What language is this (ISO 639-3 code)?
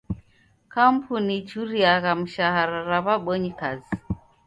dav